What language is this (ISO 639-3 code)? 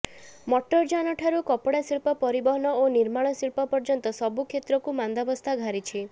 ori